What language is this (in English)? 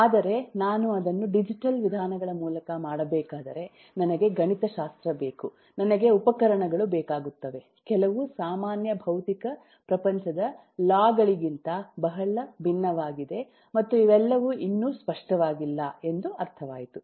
Kannada